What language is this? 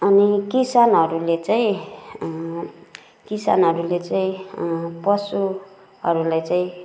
Nepali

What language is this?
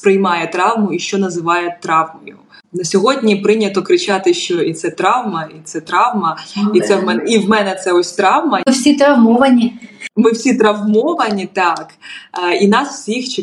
Ukrainian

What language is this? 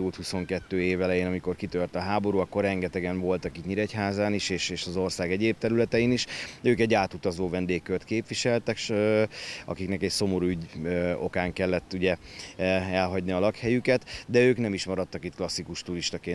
Hungarian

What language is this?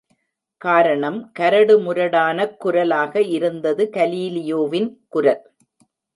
Tamil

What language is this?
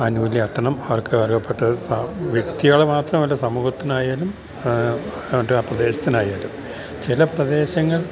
Malayalam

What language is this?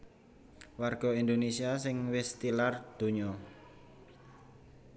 Javanese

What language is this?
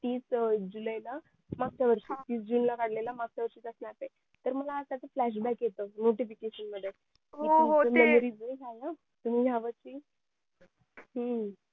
Marathi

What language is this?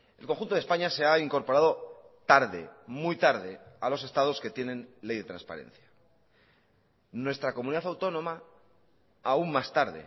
Spanish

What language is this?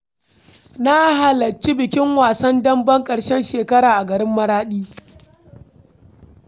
Hausa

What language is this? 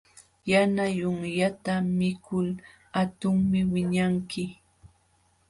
Jauja Wanca Quechua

